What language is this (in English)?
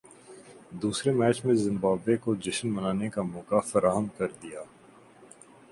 Urdu